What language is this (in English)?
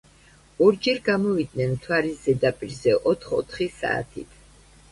Georgian